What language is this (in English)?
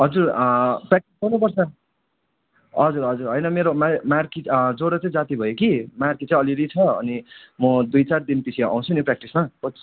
Nepali